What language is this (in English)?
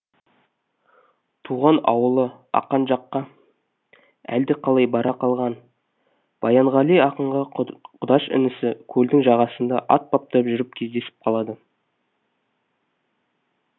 Kazakh